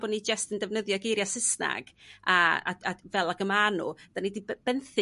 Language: Welsh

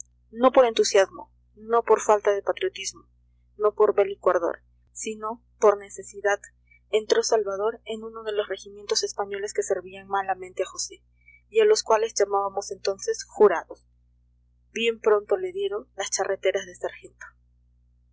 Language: Spanish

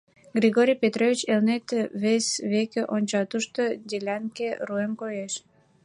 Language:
Mari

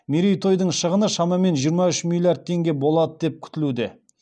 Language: Kazakh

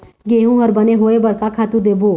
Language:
Chhattisgarhi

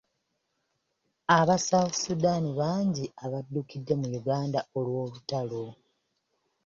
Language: Ganda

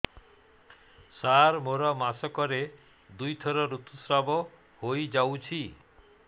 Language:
Odia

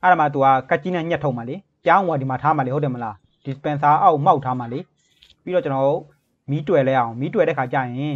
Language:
Thai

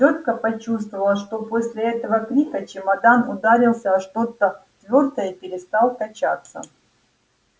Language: Russian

